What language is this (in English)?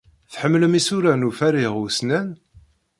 Kabyle